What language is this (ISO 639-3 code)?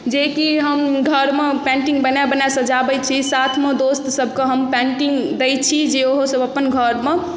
mai